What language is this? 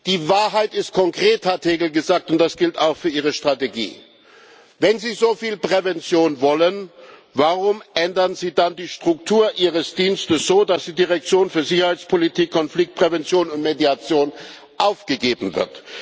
German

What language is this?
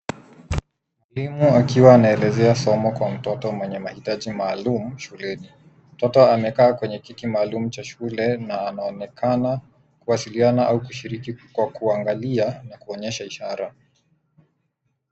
Swahili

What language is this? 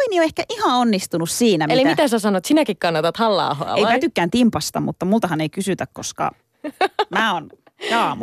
Finnish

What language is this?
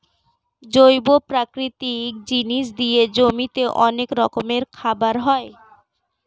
Bangla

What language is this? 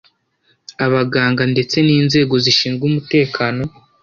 Kinyarwanda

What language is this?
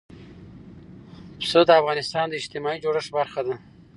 Pashto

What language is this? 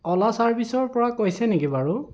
Assamese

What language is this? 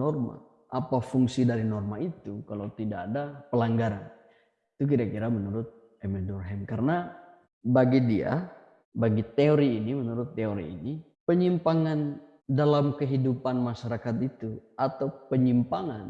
Indonesian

